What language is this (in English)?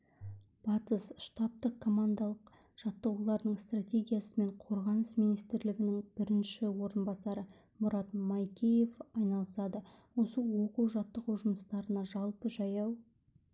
Kazakh